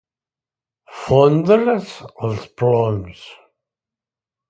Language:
Catalan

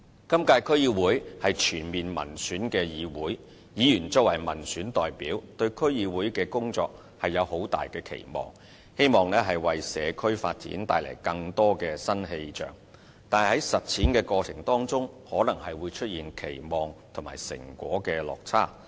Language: Cantonese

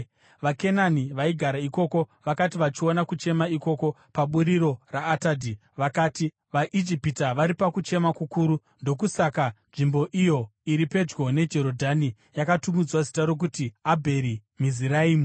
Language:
Shona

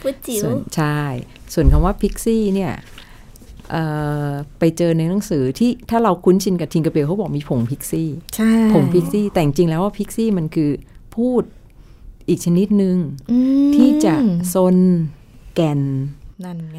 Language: Thai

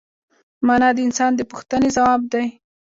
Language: Pashto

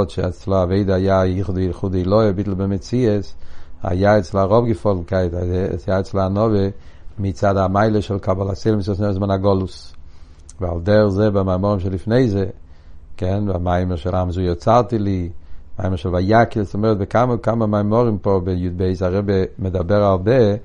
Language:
Hebrew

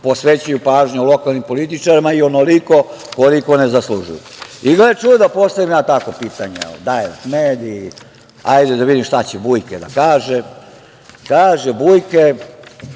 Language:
Serbian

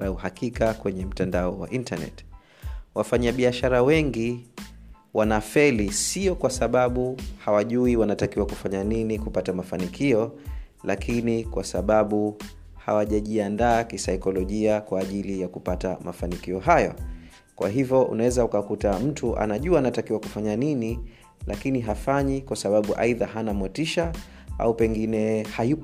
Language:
Swahili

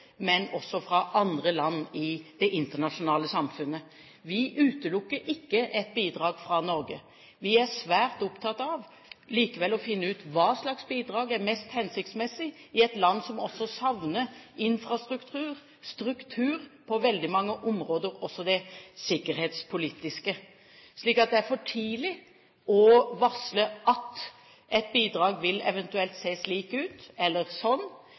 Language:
Norwegian Bokmål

